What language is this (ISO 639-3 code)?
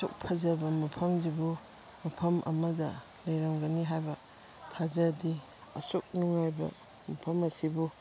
mni